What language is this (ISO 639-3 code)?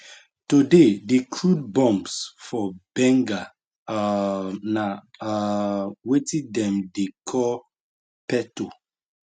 pcm